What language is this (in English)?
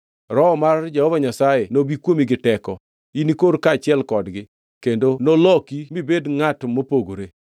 Luo (Kenya and Tanzania)